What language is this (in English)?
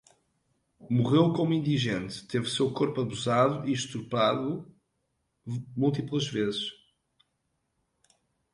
Portuguese